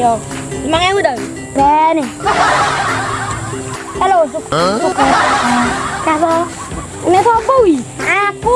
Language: Indonesian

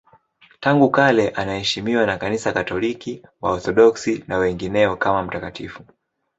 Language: Swahili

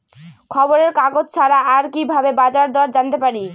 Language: Bangla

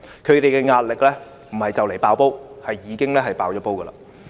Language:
Cantonese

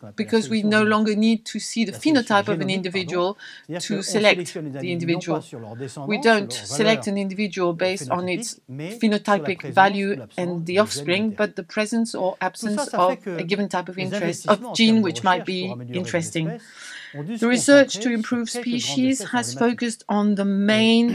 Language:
English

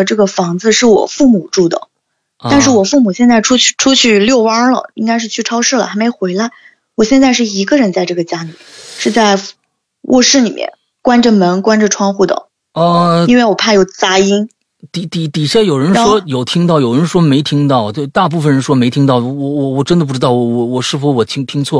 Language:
Chinese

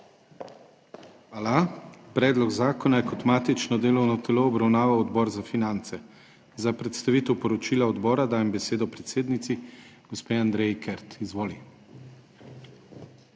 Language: Slovenian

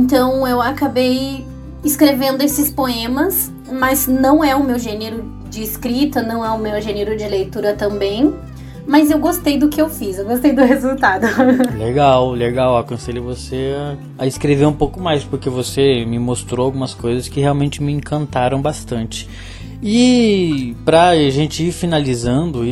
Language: Portuguese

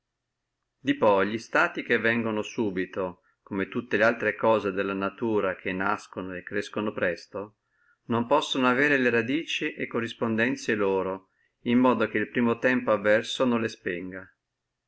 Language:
Italian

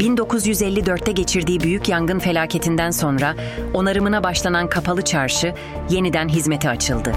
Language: Turkish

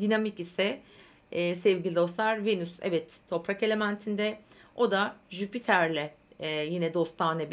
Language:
Turkish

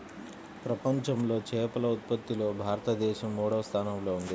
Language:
Telugu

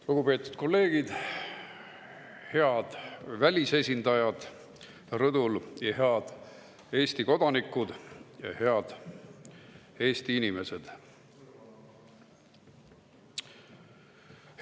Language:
Estonian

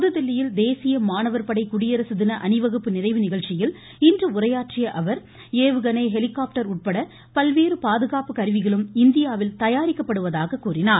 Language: Tamil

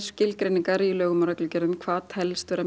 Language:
Icelandic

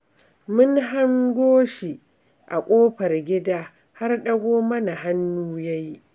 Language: Hausa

